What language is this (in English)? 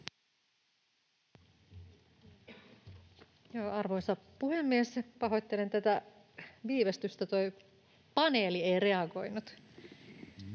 Finnish